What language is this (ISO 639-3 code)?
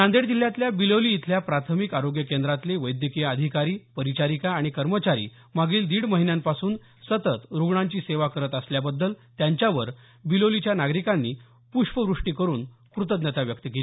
mar